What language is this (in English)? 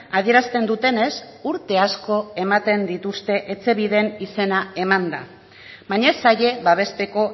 Basque